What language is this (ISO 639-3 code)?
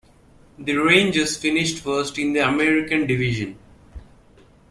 eng